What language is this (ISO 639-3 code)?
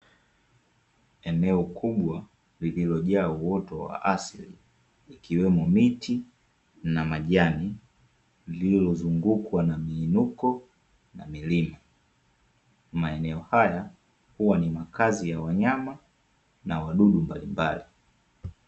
swa